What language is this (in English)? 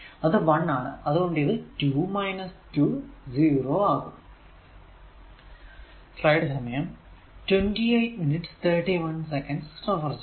Malayalam